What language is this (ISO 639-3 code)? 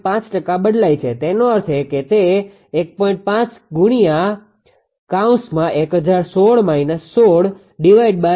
guj